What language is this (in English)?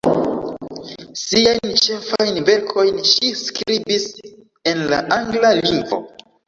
Esperanto